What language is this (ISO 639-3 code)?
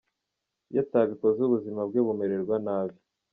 kin